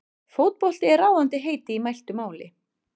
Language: Icelandic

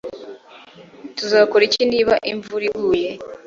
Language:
Kinyarwanda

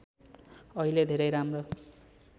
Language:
Nepali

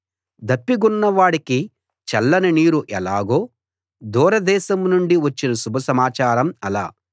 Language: Telugu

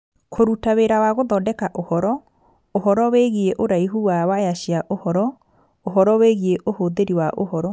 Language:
Kikuyu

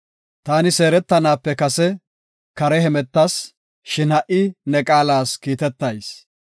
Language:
Gofa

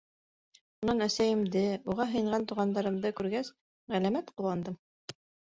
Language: Bashkir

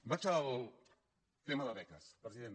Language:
Catalan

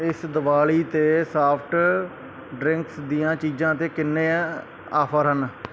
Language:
Punjabi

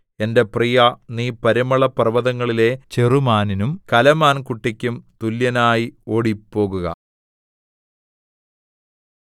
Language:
Malayalam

